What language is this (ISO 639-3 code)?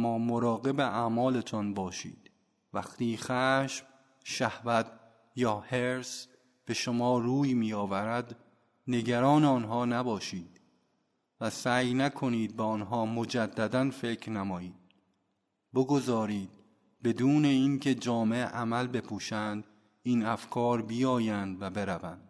fas